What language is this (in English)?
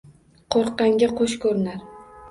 Uzbek